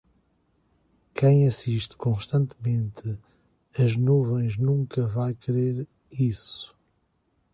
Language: Portuguese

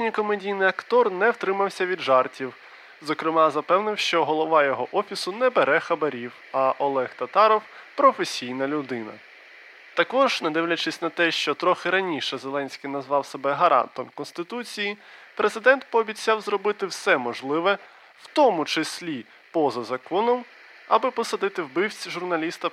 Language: Ukrainian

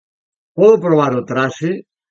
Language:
Galician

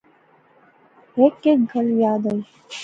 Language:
Pahari-Potwari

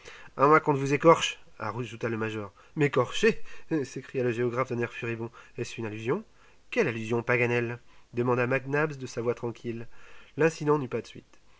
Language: French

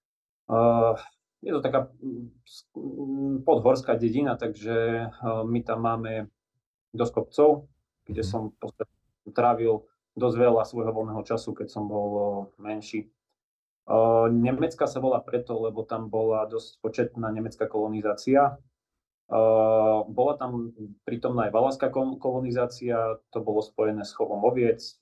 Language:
Slovak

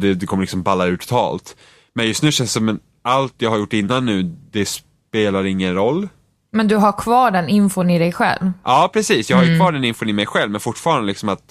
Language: Swedish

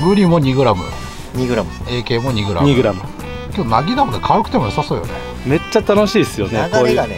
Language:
Japanese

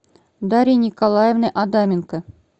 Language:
Russian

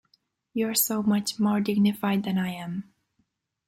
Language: English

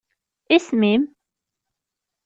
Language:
Kabyle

